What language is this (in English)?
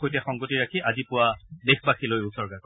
Assamese